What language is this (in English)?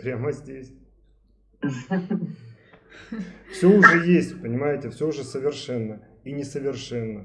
Russian